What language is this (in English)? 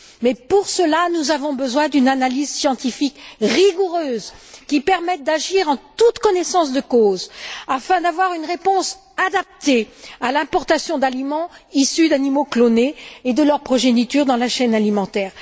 French